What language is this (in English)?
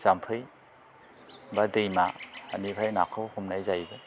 Bodo